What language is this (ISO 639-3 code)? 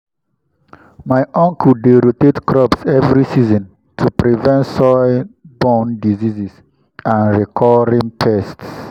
pcm